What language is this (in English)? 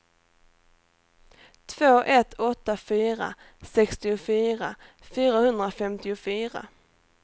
Swedish